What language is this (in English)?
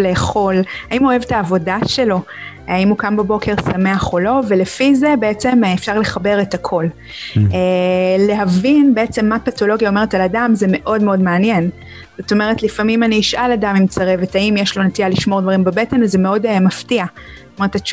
Hebrew